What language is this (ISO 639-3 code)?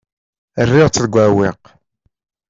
kab